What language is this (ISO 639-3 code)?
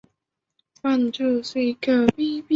zho